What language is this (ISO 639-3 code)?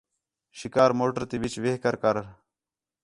xhe